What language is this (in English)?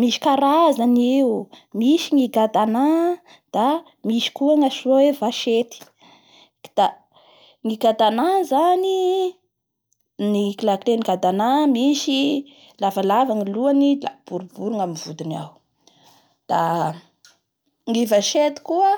Bara Malagasy